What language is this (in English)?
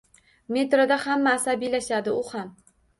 Uzbek